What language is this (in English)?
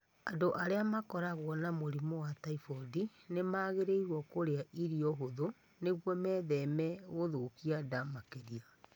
Kikuyu